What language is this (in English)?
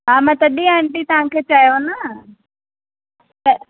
Sindhi